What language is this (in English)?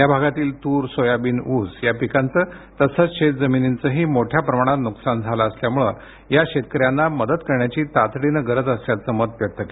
Marathi